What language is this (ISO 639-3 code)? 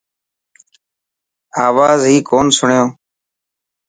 mki